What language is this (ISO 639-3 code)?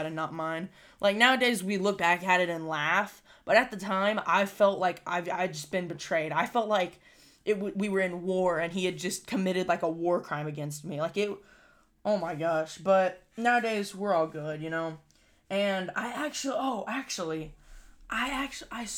eng